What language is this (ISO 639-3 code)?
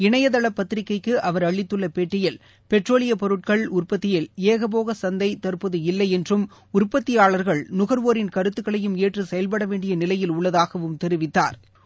tam